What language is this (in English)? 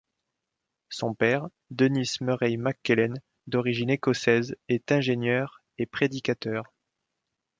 French